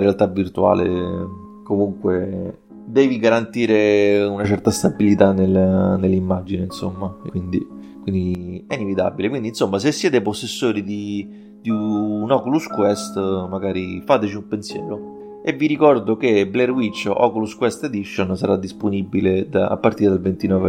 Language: Italian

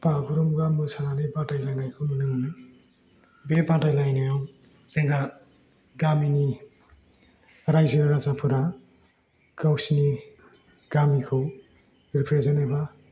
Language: Bodo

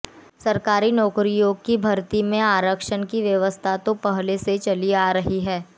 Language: Hindi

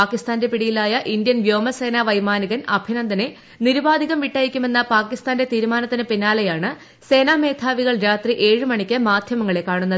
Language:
Malayalam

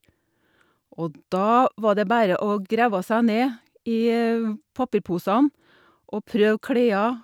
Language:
Norwegian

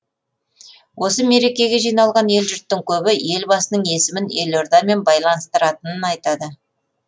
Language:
Kazakh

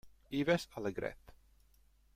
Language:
Italian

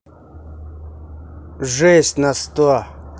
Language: Russian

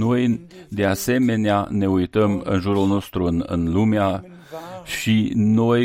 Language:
Romanian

